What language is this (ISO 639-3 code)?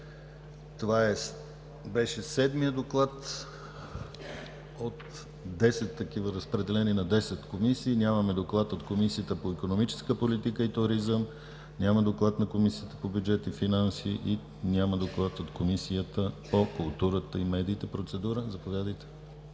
bul